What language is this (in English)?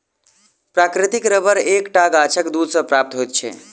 Maithili